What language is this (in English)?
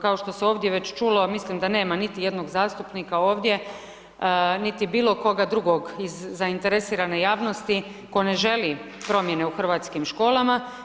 Croatian